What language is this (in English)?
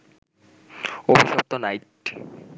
Bangla